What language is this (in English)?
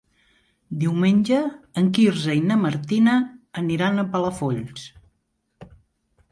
Catalan